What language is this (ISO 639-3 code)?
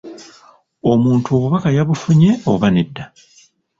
lug